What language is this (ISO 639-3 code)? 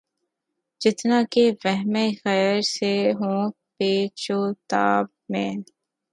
urd